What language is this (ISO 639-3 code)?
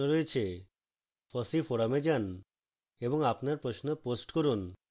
ben